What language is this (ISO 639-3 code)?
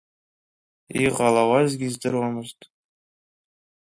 abk